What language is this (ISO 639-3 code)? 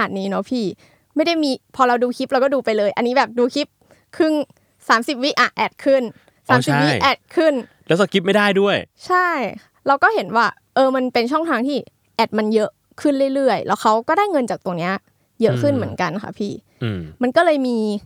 tha